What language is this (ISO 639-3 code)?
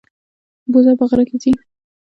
pus